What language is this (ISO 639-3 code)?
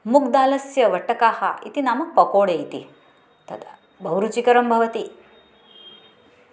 san